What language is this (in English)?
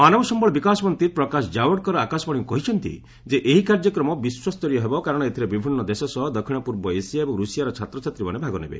Odia